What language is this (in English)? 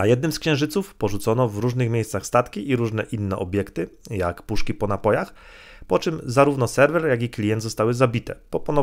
Polish